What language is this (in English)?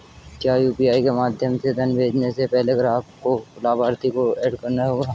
Hindi